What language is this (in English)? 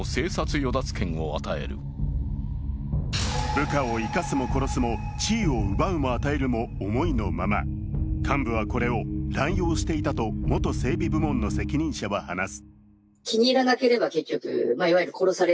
Japanese